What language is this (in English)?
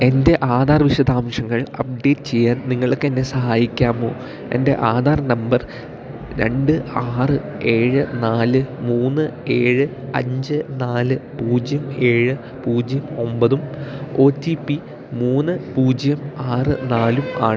Malayalam